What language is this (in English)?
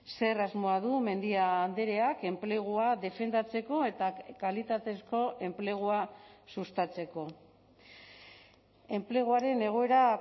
Basque